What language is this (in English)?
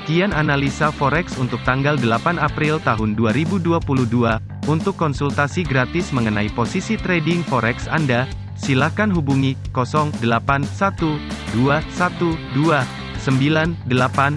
Indonesian